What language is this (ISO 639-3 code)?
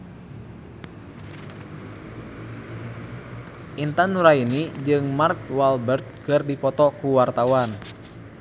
sun